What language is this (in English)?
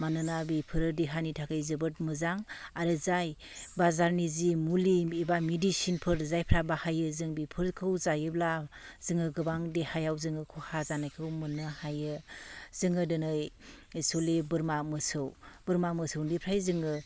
Bodo